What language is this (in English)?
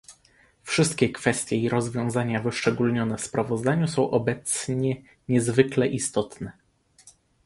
Polish